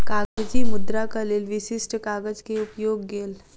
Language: Maithili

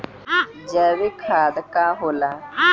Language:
Bhojpuri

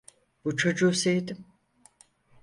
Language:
Turkish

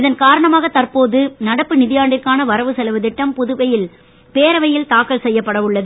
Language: Tamil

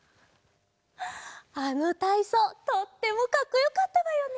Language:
Japanese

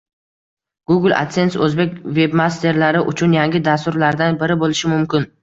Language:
Uzbek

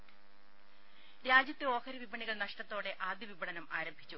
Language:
Malayalam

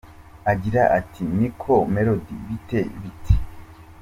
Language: Kinyarwanda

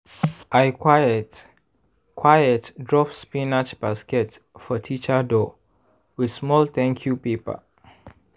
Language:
Nigerian Pidgin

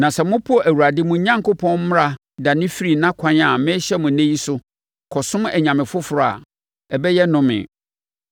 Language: Akan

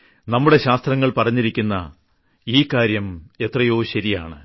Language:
Malayalam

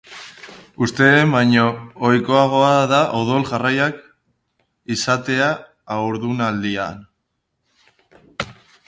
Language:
Basque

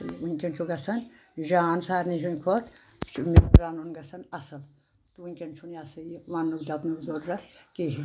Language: Kashmiri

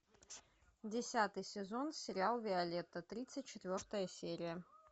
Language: Russian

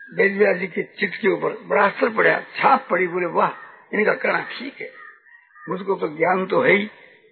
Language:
Hindi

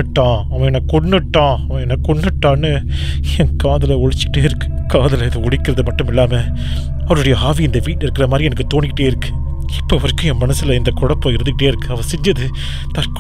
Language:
Tamil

